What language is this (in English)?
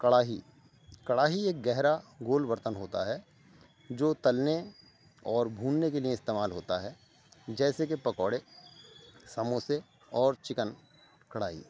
Urdu